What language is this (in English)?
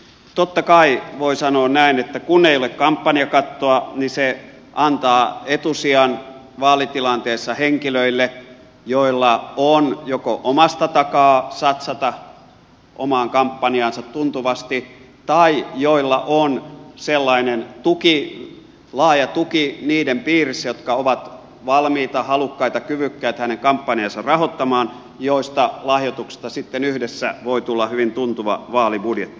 Finnish